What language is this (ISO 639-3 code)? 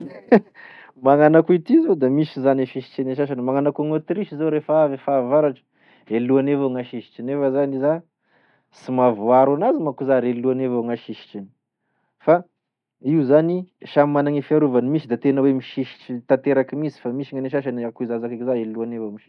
tkg